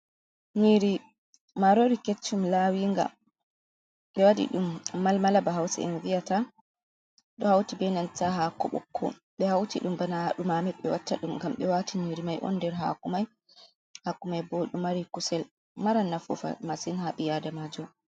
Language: Fula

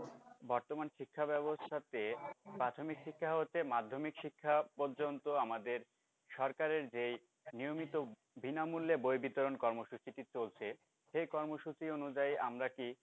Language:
Bangla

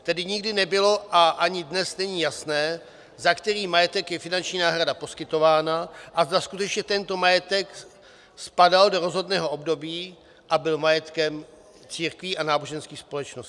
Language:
Czech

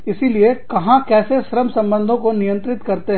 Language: Hindi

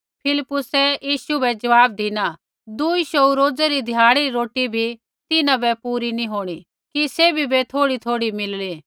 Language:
Kullu Pahari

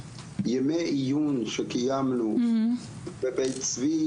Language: Hebrew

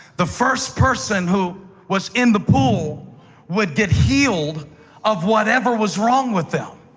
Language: English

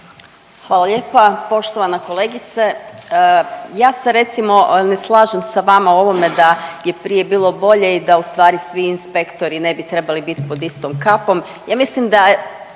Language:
Croatian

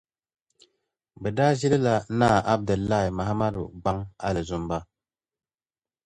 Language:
Dagbani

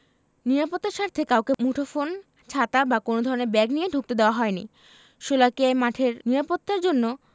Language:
Bangla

